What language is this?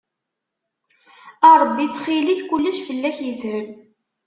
Kabyle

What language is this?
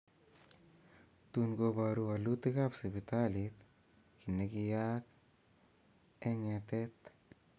Kalenjin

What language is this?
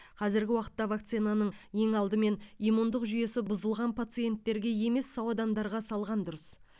Kazakh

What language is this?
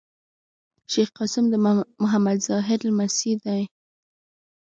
Pashto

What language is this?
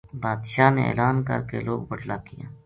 Gujari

